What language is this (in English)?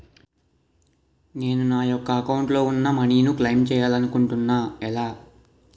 Telugu